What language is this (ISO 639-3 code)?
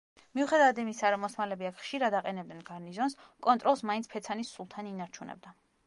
kat